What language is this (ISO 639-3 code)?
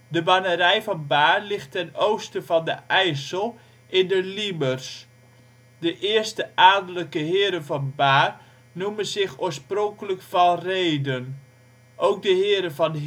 nld